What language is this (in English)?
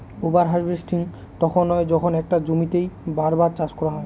Bangla